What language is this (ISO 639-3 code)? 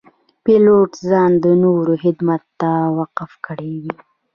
pus